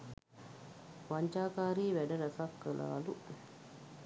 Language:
Sinhala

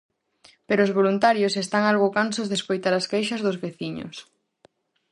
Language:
Galician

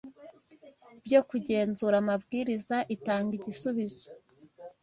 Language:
Kinyarwanda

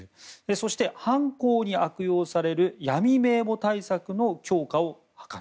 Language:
Japanese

